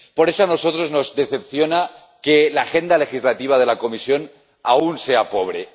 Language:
Spanish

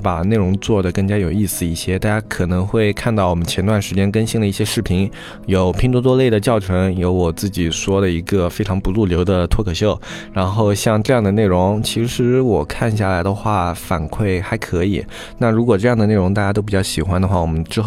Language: Chinese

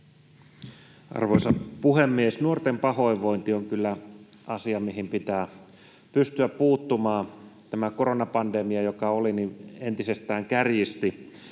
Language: Finnish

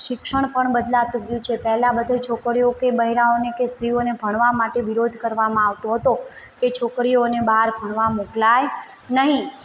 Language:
Gujarati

